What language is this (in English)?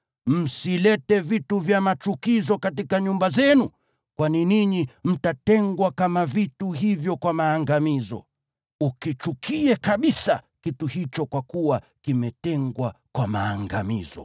Swahili